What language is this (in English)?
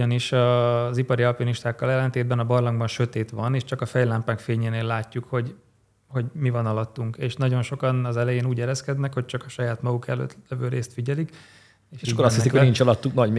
Hungarian